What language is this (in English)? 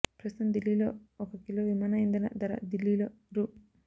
Telugu